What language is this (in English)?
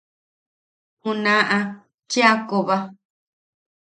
Yaqui